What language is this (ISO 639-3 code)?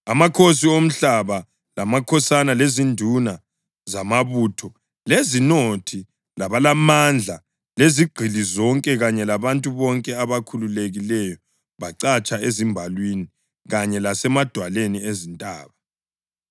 nde